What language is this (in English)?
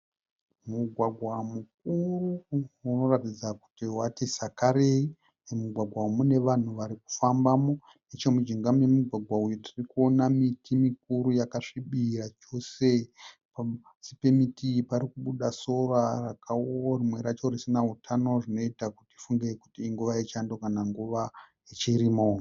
Shona